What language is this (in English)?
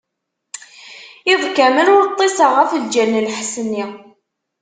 Kabyle